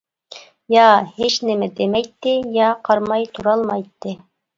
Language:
Uyghur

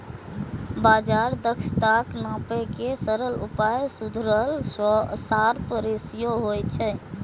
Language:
Maithili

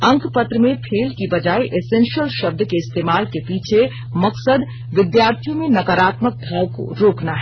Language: Hindi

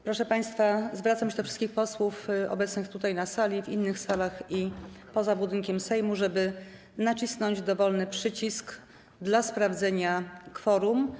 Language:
Polish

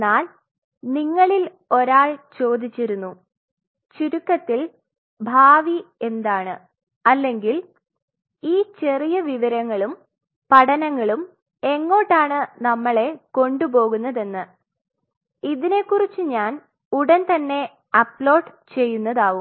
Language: Malayalam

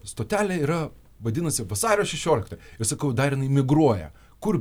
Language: Lithuanian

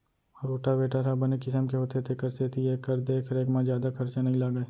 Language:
Chhattisgarhi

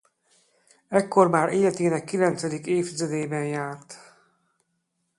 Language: Hungarian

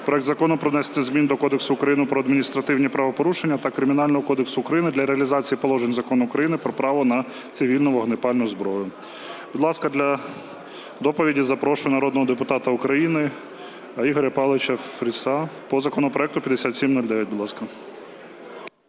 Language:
Ukrainian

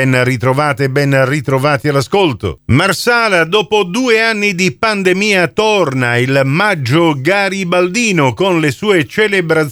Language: Italian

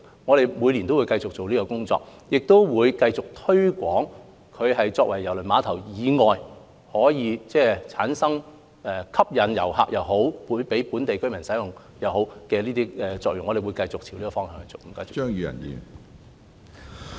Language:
Cantonese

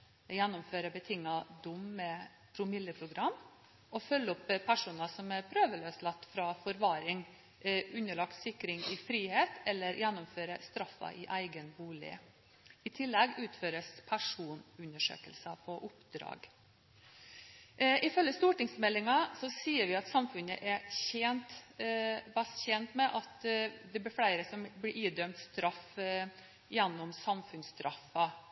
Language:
Norwegian Bokmål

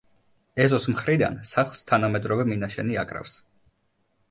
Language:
Georgian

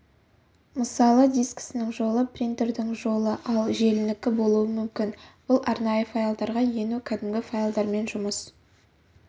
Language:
Kazakh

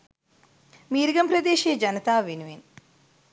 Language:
Sinhala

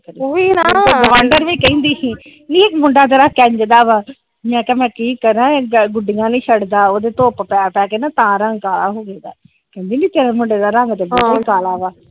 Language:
Punjabi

